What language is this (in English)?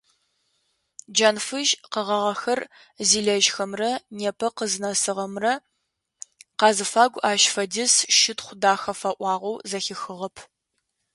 Adyghe